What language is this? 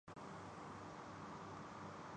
Urdu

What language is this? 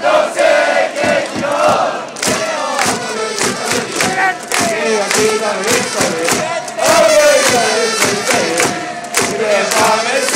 Arabic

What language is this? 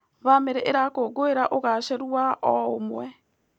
Kikuyu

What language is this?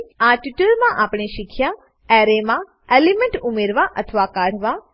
Gujarati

